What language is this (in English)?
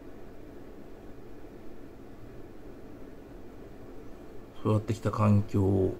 Japanese